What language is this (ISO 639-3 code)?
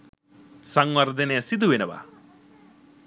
sin